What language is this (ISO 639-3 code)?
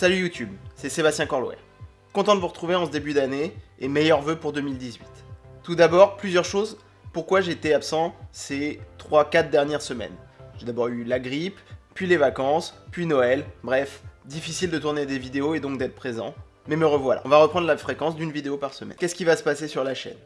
fra